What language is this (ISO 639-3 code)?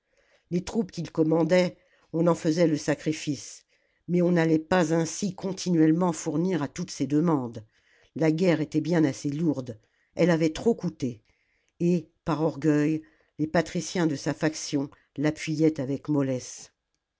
fra